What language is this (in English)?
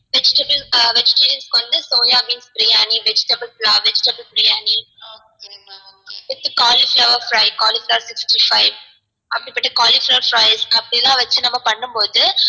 Tamil